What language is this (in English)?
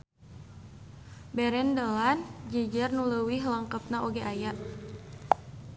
Sundanese